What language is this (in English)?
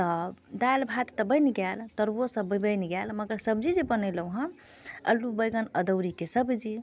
Maithili